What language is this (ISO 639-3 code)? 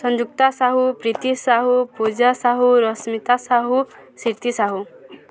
ori